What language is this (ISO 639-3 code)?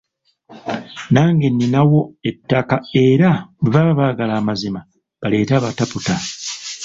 lug